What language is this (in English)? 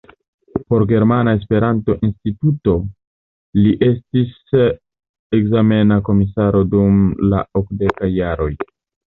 Esperanto